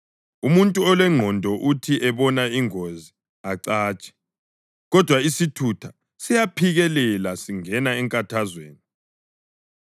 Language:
North Ndebele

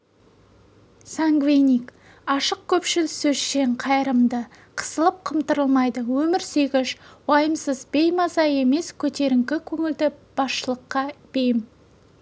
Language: Kazakh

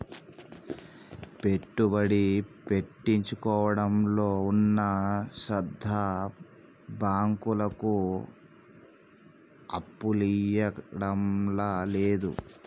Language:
Telugu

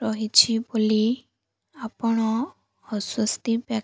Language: Odia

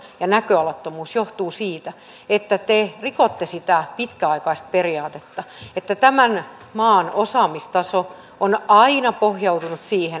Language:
Finnish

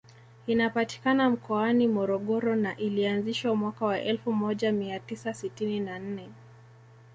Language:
Swahili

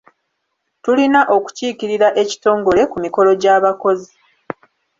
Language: Ganda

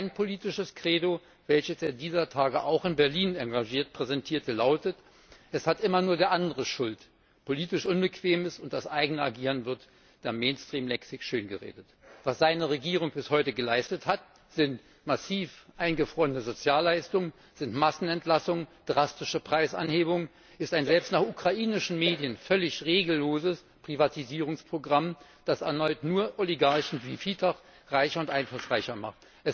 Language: German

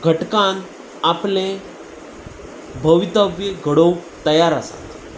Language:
Konkani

